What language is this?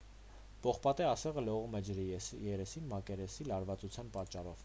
Armenian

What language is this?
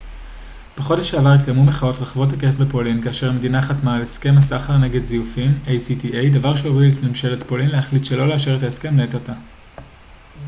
Hebrew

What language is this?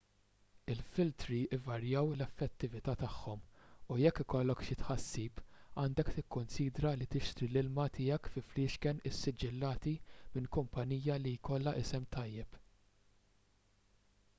Maltese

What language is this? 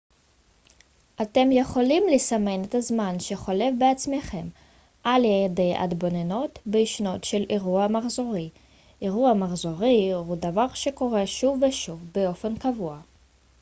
Hebrew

